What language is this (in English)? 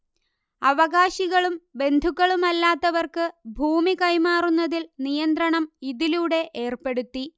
Malayalam